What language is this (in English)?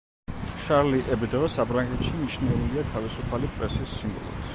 Georgian